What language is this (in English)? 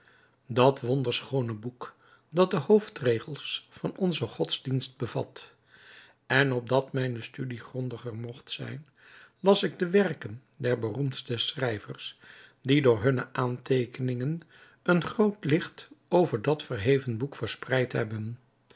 Dutch